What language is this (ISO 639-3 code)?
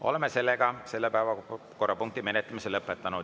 est